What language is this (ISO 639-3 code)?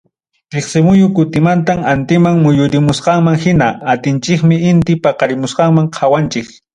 quy